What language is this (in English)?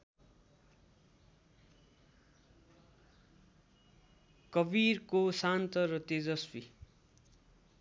Nepali